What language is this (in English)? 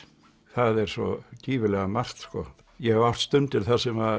Icelandic